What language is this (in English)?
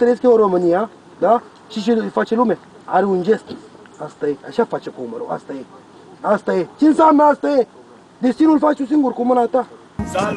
Romanian